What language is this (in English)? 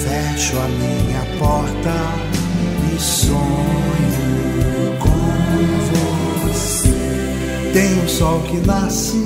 Portuguese